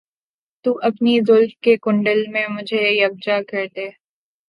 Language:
Urdu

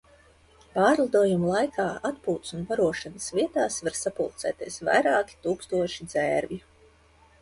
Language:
Latvian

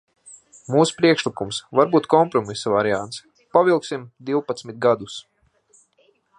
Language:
Latvian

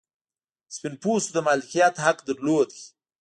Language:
Pashto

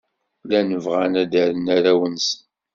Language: Kabyle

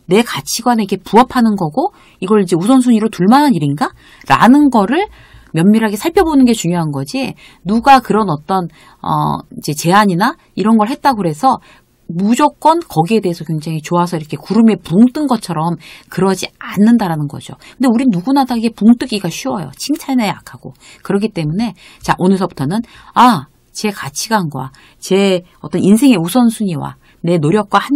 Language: Korean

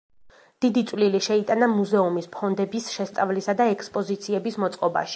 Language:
Georgian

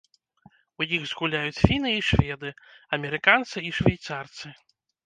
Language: Belarusian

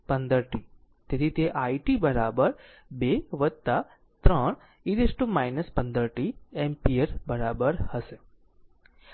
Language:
Gujarati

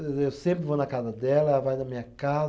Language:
Portuguese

